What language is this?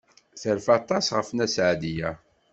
Kabyle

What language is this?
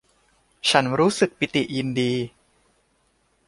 Thai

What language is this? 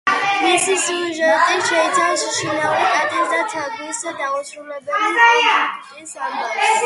Georgian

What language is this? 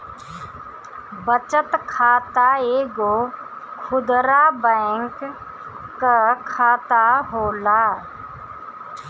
Bhojpuri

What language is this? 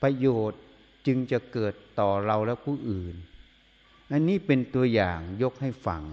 Thai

